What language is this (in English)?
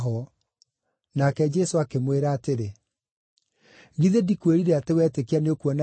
Kikuyu